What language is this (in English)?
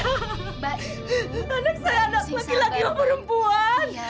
Indonesian